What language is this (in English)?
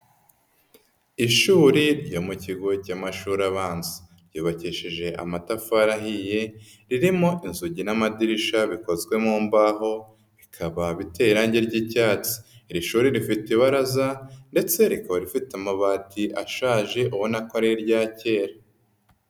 Kinyarwanda